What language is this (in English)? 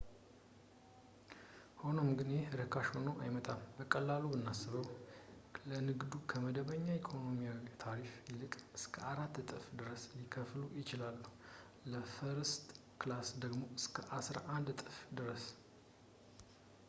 Amharic